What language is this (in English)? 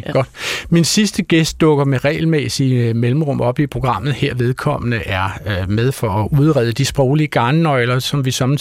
Danish